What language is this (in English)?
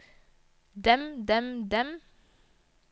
Norwegian